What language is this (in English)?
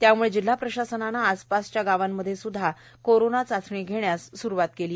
Marathi